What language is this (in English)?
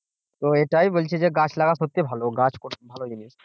Bangla